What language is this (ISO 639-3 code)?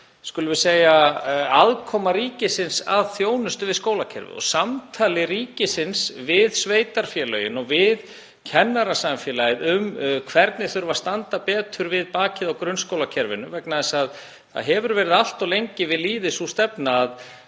isl